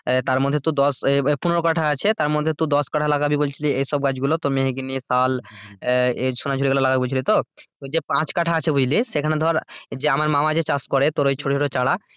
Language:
Bangla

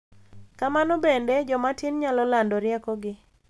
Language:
Luo (Kenya and Tanzania)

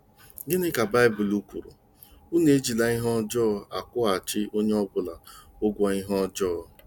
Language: Igbo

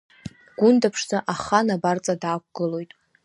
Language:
Abkhazian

